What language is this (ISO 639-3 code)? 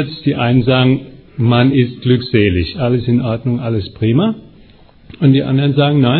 deu